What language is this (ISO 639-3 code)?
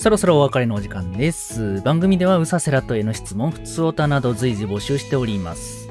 jpn